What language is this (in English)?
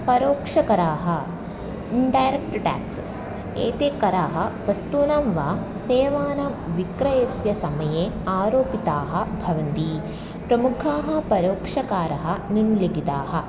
Sanskrit